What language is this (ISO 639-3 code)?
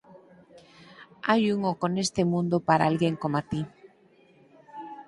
glg